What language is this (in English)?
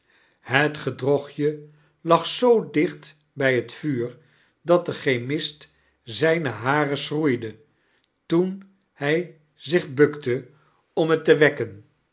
Dutch